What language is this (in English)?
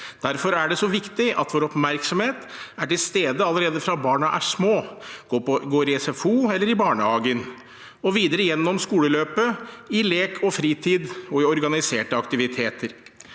Norwegian